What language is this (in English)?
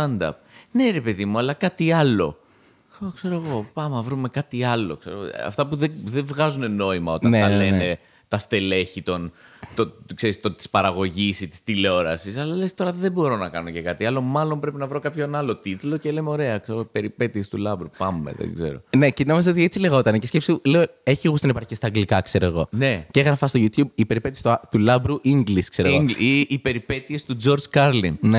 Greek